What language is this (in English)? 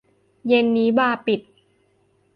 Thai